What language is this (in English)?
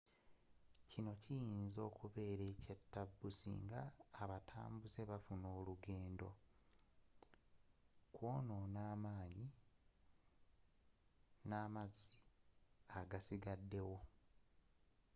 Ganda